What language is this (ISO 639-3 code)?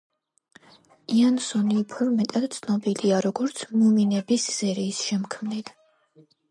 kat